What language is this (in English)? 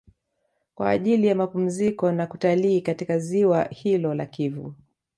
Swahili